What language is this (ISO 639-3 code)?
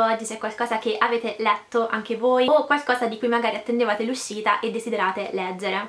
ita